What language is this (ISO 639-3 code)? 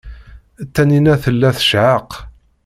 kab